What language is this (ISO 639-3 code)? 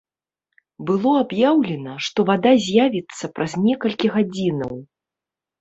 bel